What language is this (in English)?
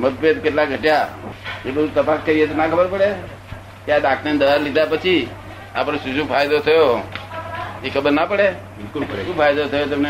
Gujarati